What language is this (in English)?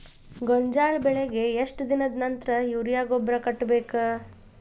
Kannada